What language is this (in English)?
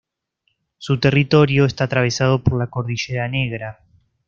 Spanish